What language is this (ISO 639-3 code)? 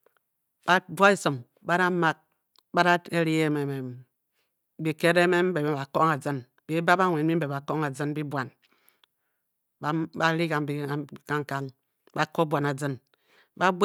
bky